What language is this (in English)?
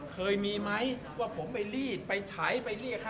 Thai